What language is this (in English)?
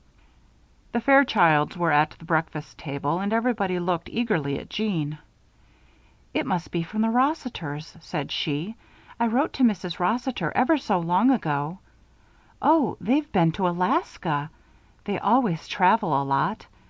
English